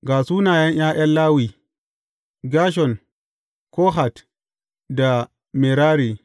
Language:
Hausa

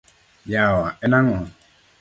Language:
Luo (Kenya and Tanzania)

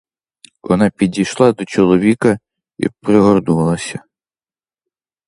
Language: Ukrainian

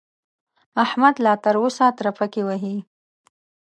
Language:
Pashto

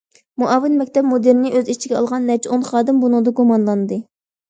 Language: Uyghur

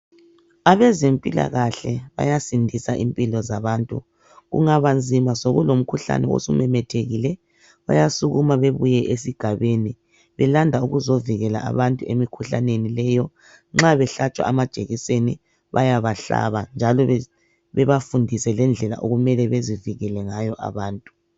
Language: North Ndebele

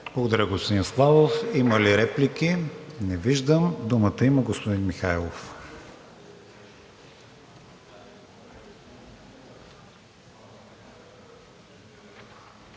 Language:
Bulgarian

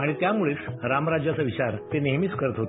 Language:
Marathi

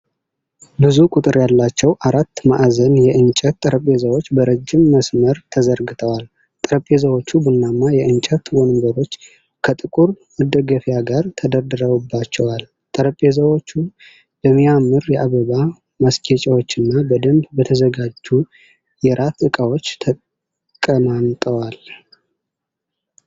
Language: Amharic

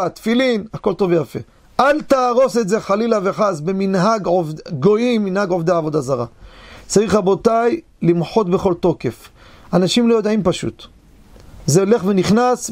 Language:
Hebrew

